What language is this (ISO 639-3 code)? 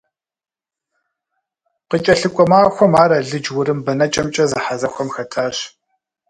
kbd